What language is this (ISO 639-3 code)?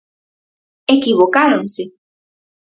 glg